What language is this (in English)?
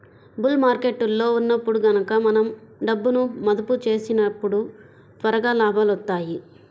Telugu